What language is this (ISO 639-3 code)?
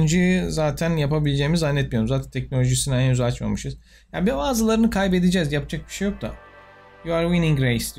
tur